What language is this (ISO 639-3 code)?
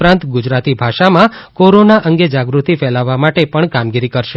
guj